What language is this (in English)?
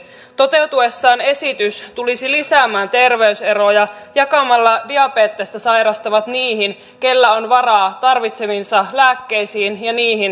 Finnish